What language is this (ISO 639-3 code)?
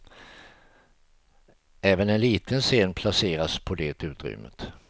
swe